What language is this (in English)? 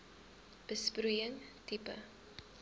Afrikaans